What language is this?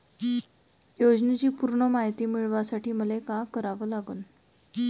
Marathi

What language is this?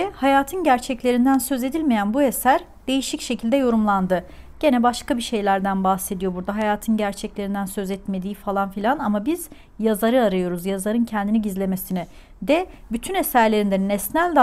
Turkish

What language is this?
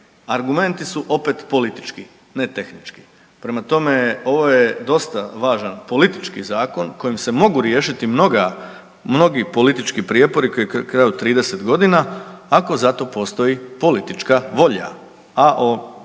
Croatian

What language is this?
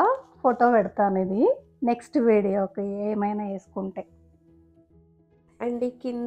Hindi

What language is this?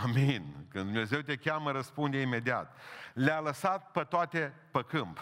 Romanian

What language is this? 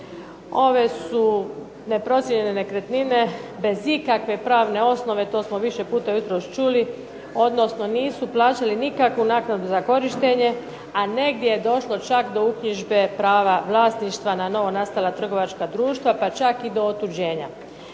Croatian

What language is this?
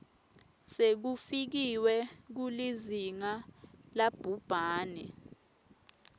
Swati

